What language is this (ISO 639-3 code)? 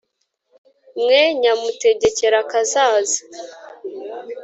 kin